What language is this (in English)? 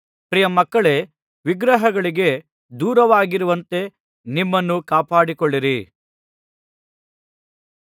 Kannada